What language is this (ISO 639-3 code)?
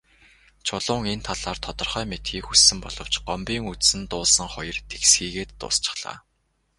mon